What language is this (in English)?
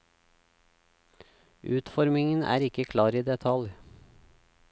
Norwegian